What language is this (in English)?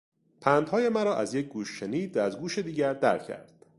Persian